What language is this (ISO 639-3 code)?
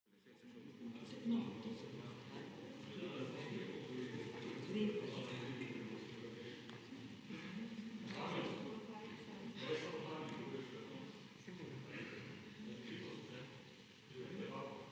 slv